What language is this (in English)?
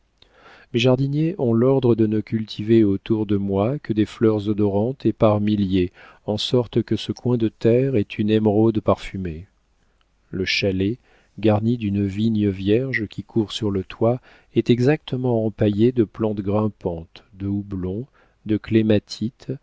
French